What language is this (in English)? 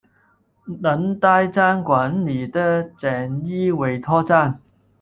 Chinese